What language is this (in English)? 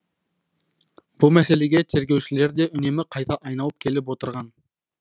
Kazakh